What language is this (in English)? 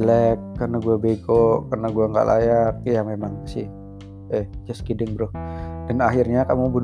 Indonesian